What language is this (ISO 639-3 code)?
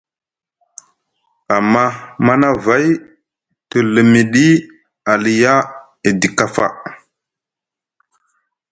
mug